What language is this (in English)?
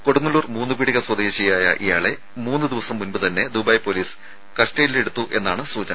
Malayalam